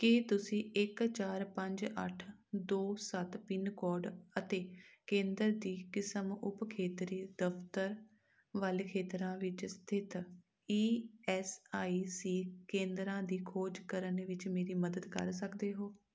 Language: Punjabi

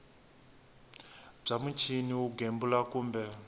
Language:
Tsonga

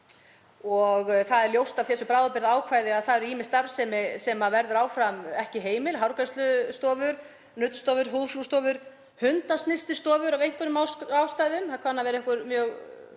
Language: Icelandic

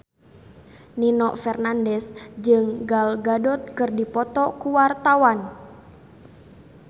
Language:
Sundanese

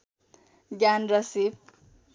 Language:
Nepali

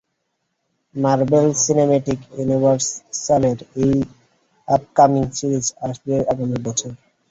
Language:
Bangla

